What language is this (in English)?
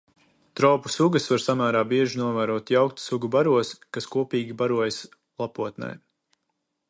Latvian